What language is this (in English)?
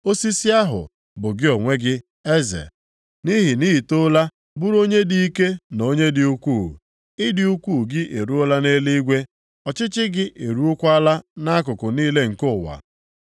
Igbo